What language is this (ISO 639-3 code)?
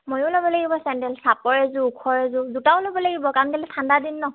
asm